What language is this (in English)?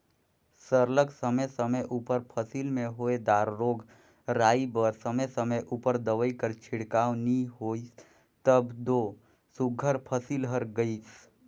Chhattisgarhi